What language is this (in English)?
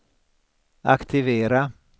Swedish